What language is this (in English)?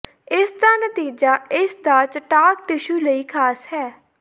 Punjabi